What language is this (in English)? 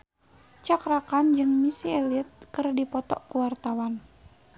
Sundanese